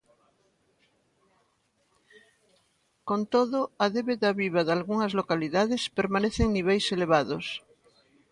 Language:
Galician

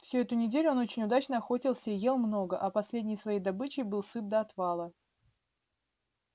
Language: Russian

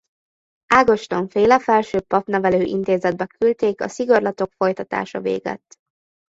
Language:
Hungarian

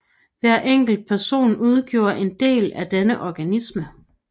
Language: Danish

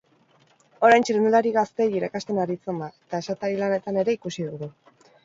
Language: Basque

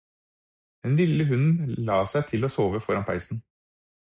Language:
Norwegian Bokmål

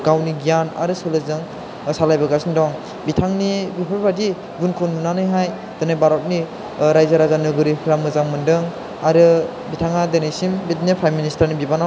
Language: Bodo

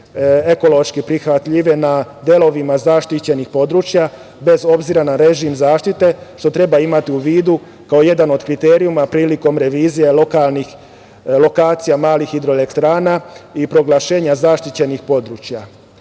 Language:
Serbian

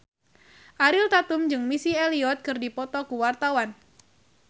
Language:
Sundanese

